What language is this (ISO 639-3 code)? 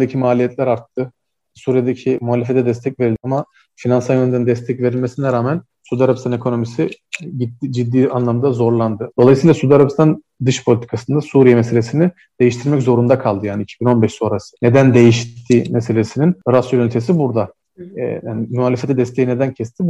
tur